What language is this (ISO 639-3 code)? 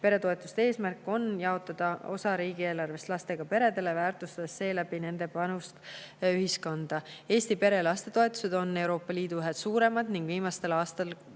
est